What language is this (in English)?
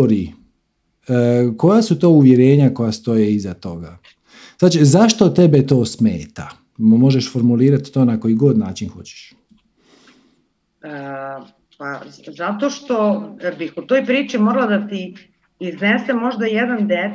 Croatian